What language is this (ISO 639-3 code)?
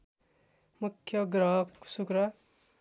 nep